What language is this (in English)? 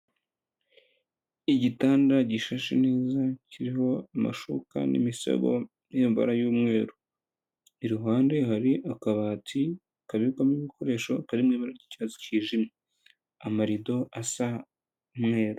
Kinyarwanda